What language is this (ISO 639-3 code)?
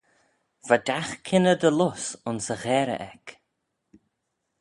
glv